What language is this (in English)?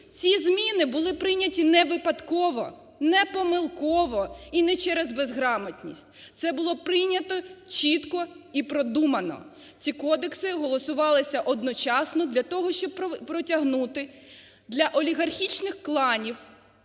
Ukrainian